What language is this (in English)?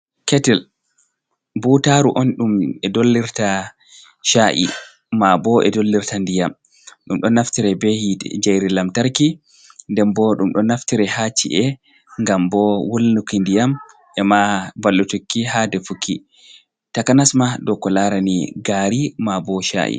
Fula